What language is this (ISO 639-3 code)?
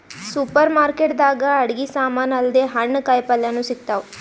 kan